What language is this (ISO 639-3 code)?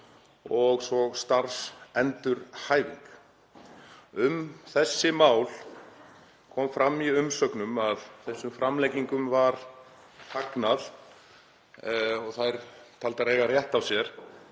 isl